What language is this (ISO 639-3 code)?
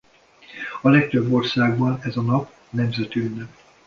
hun